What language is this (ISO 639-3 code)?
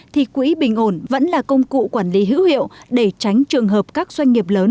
vie